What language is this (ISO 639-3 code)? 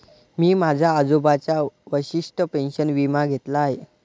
mar